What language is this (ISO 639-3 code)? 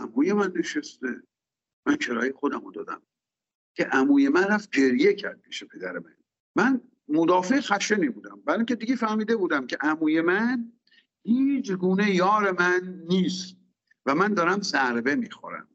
fas